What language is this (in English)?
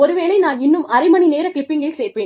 Tamil